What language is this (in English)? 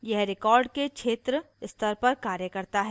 Hindi